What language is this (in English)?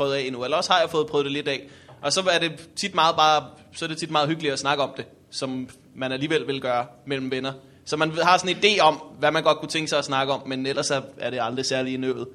Danish